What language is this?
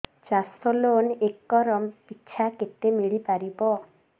Odia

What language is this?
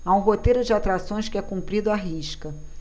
Portuguese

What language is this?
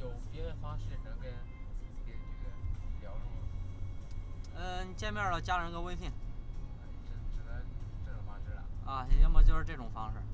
Chinese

